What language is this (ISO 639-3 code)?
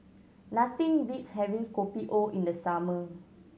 eng